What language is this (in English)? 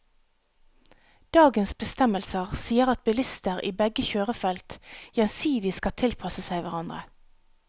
Norwegian